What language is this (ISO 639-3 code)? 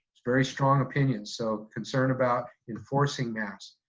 eng